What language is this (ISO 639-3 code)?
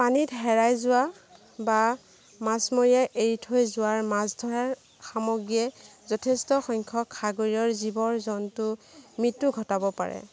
asm